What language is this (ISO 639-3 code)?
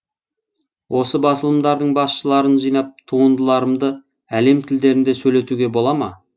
kaz